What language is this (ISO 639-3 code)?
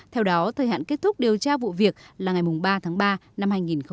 vie